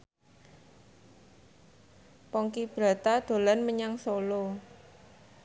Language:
Javanese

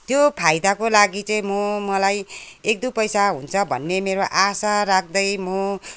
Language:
Nepali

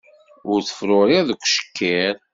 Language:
Kabyle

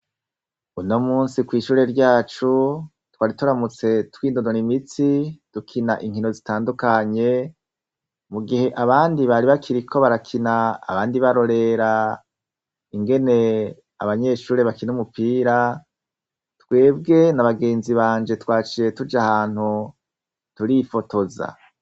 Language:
Rundi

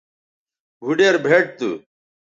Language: Bateri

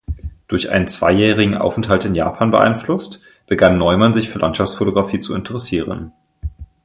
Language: German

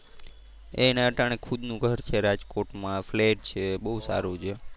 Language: Gujarati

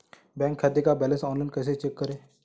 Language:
Hindi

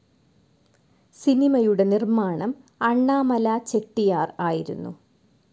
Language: Malayalam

